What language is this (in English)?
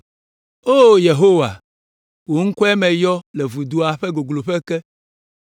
Ewe